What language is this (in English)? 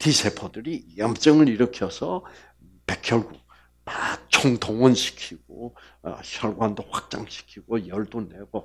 Korean